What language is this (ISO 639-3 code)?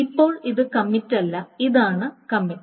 mal